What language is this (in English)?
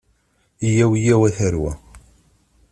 Kabyle